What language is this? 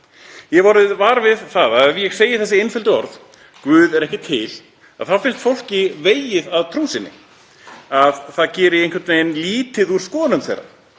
Icelandic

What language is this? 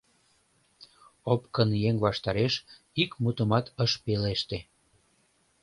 Mari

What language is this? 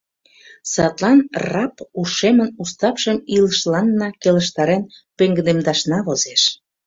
Mari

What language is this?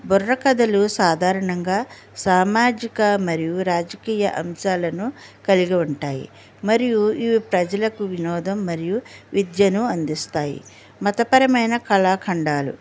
Telugu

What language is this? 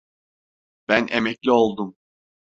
Turkish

